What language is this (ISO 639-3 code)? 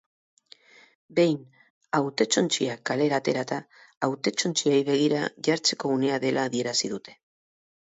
eus